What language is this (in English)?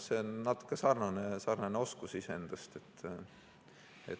Estonian